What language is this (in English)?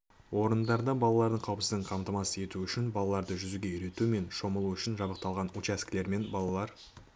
Kazakh